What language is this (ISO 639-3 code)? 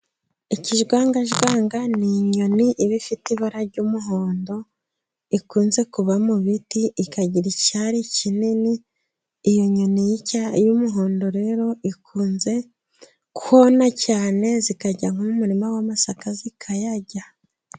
kin